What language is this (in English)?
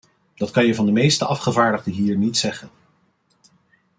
Dutch